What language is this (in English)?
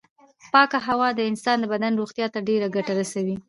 Pashto